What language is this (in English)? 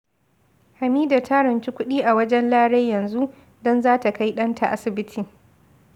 Hausa